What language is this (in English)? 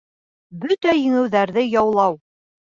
Bashkir